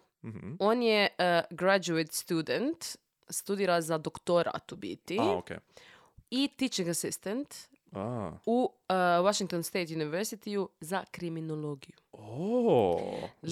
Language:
Croatian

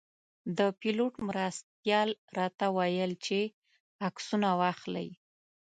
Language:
Pashto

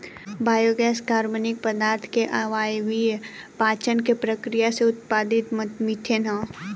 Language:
Bhojpuri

